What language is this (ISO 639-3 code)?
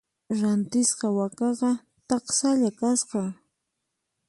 qxp